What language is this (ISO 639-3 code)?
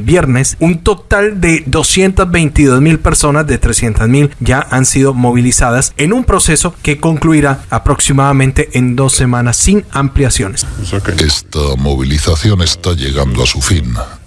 spa